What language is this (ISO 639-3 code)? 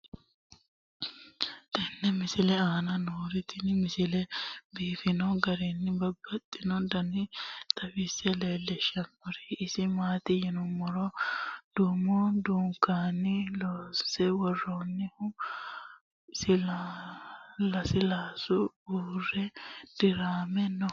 sid